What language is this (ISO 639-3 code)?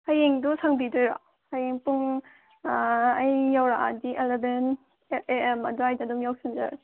mni